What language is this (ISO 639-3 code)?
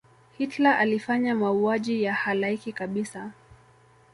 swa